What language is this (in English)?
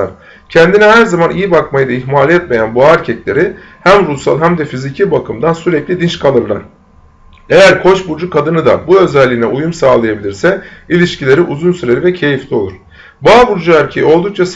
Turkish